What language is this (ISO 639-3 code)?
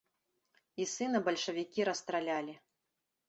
bel